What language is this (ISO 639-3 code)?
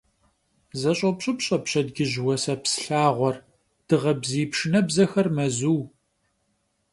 kbd